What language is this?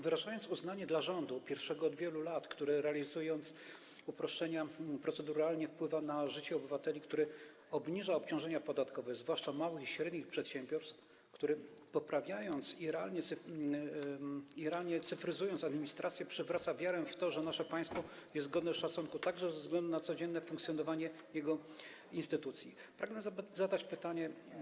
Polish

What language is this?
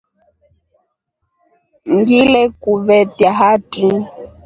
Rombo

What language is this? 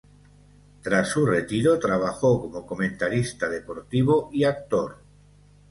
Spanish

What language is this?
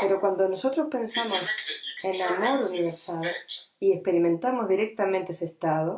Spanish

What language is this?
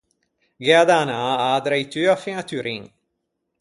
Ligurian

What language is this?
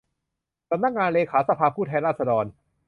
Thai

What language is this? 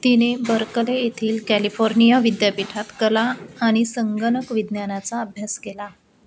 Marathi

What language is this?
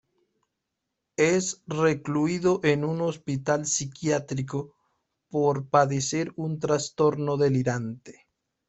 Spanish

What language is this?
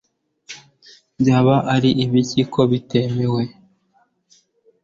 Kinyarwanda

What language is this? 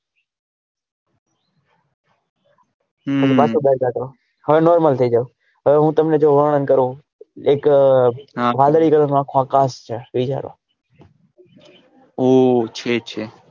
Gujarati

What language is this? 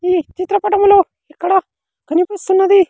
Telugu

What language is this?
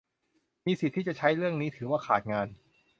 Thai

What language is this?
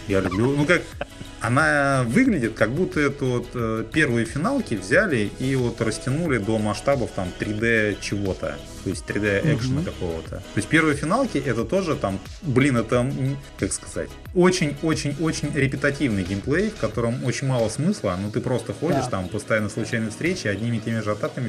Russian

